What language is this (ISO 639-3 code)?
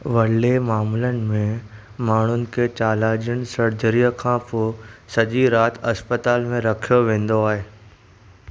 snd